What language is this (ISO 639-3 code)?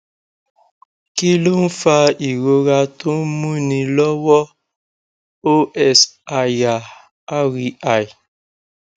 yor